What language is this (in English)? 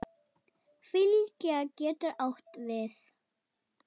Icelandic